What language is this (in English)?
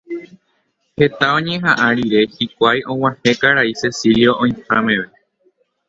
Guarani